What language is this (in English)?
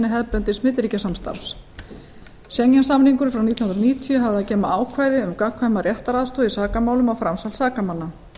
Icelandic